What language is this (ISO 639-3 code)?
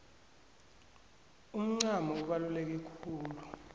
nbl